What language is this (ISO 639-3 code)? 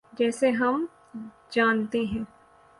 urd